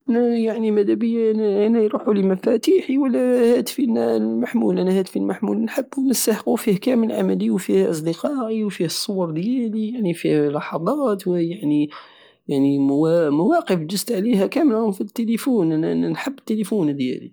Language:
Algerian Saharan Arabic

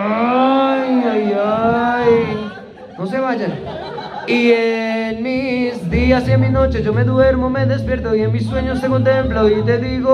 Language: Spanish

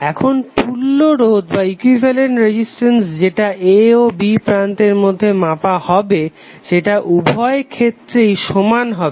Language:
Bangla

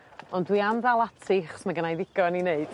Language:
Welsh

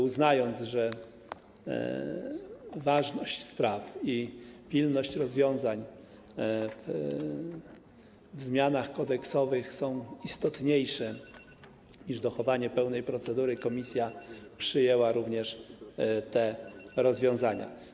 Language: Polish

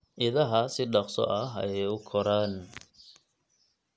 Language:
Somali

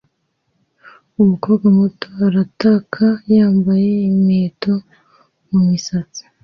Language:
Kinyarwanda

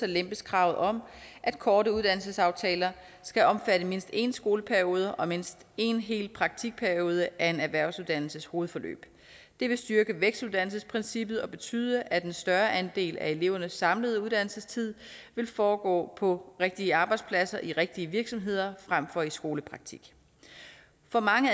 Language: Danish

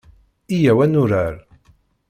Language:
Kabyle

